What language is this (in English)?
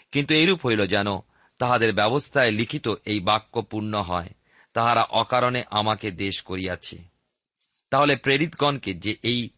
Bangla